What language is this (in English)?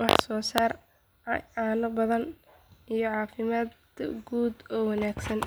Somali